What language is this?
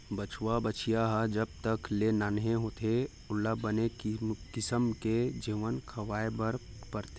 Chhattisgarhi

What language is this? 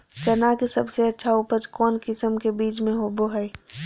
Magahi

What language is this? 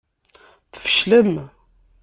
Kabyle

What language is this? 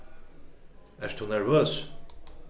Faroese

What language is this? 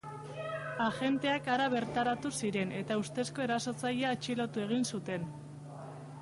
Basque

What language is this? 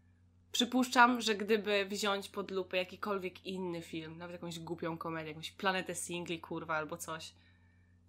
Polish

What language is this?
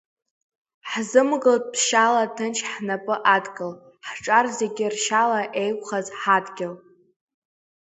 Abkhazian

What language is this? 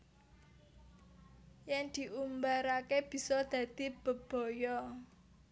Javanese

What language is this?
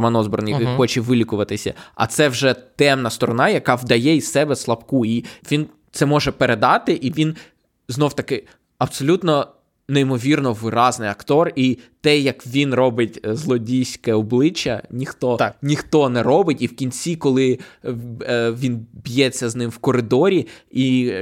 Ukrainian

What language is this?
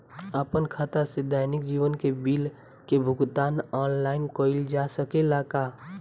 Bhojpuri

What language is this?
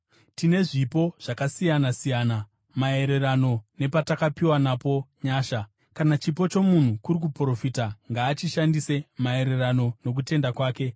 Shona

